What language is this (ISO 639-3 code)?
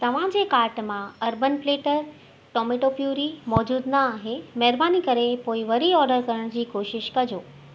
snd